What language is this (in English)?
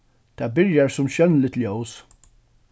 Faroese